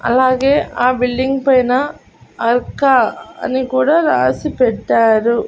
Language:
Telugu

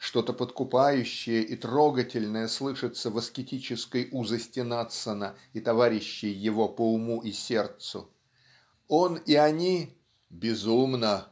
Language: Russian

